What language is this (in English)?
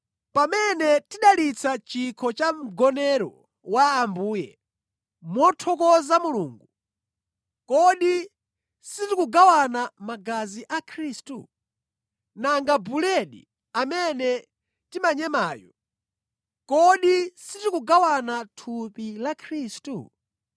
Nyanja